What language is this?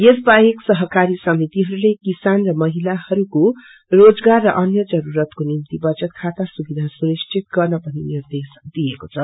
Nepali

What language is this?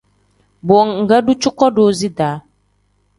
Tem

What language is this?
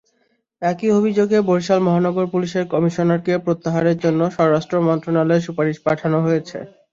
Bangla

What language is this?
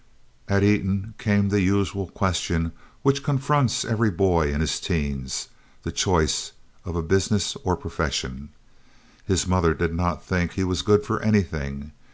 English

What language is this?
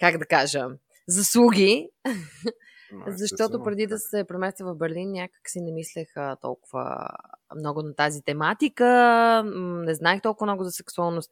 Bulgarian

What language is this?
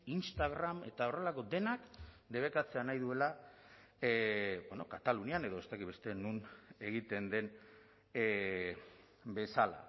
Basque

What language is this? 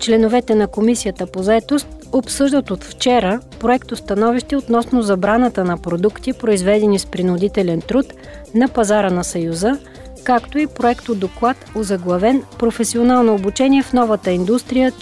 Bulgarian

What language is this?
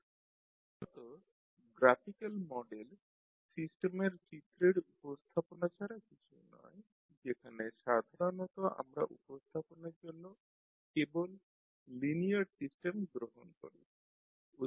Bangla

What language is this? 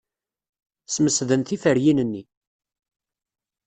Kabyle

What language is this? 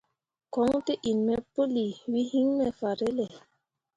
Mundang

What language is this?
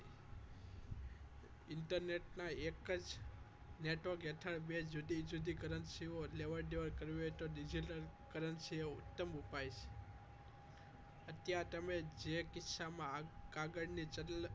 Gujarati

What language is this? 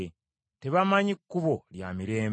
Ganda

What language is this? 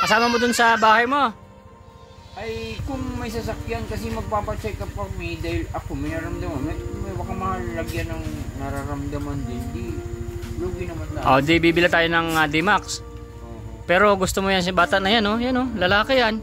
Filipino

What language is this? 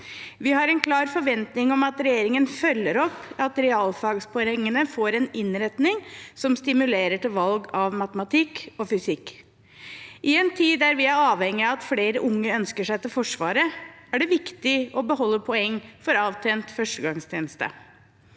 Norwegian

